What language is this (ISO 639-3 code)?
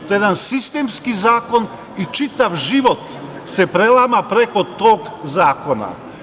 srp